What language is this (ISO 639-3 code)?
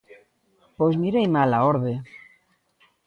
glg